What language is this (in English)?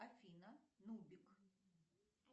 Russian